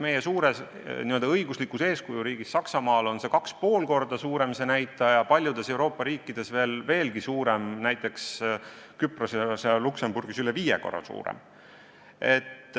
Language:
Estonian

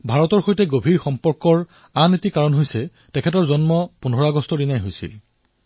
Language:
Assamese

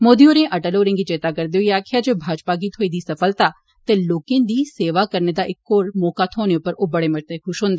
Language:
Dogri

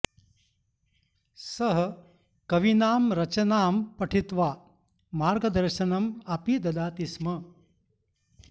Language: Sanskrit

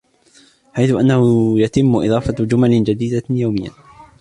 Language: Arabic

